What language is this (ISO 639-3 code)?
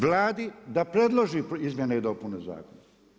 hrv